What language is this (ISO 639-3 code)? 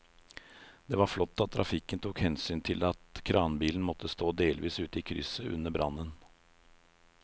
nor